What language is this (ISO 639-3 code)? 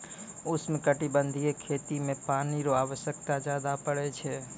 mai